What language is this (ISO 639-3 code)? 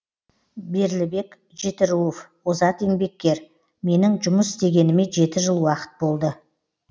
kaz